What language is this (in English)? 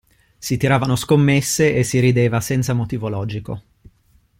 Italian